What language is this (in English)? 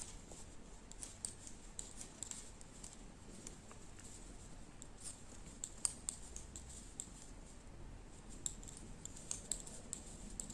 Russian